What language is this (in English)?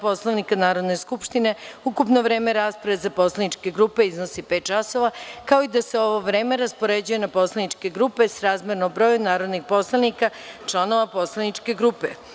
Serbian